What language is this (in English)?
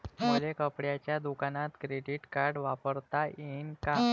Marathi